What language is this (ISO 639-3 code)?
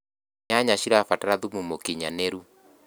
kik